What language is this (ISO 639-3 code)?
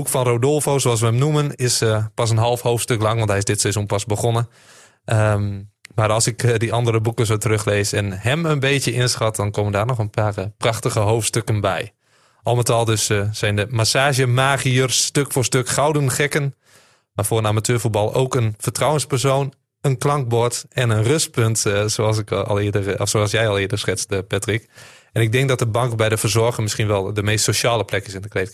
nld